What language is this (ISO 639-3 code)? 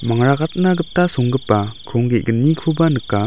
grt